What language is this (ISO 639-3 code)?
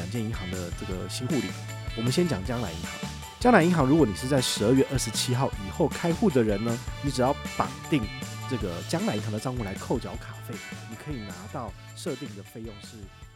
zho